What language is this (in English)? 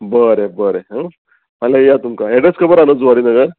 Konkani